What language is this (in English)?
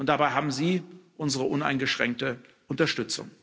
German